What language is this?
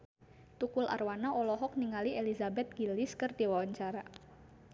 Sundanese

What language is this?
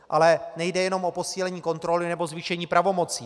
Czech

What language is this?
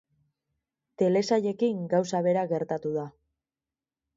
Basque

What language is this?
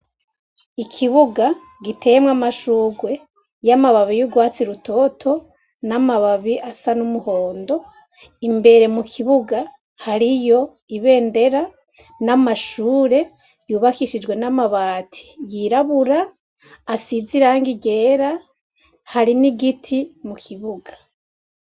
Rundi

